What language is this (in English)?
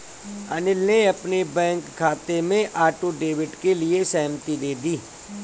Hindi